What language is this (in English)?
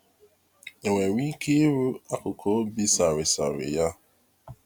Igbo